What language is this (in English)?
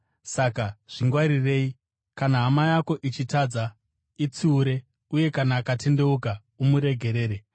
Shona